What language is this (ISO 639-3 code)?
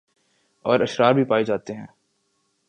urd